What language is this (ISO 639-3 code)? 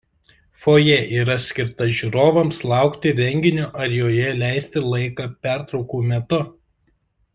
lit